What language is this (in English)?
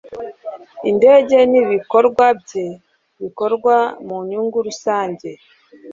Kinyarwanda